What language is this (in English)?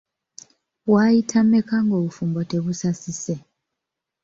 Ganda